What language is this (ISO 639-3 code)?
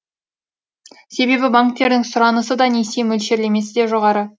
kaz